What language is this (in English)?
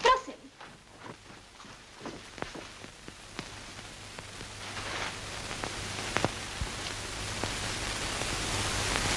Czech